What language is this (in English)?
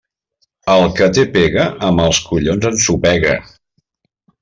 Catalan